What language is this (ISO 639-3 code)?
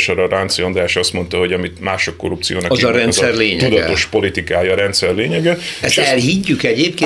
hun